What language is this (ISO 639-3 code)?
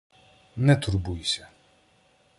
ukr